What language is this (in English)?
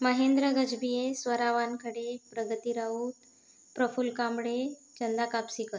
Marathi